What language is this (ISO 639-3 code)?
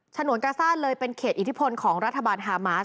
tha